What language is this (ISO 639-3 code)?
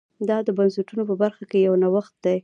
pus